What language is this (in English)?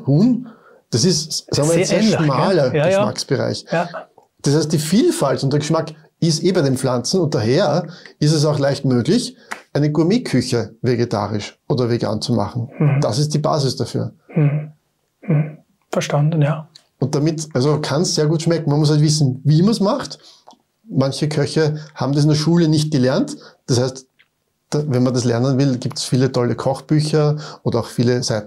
German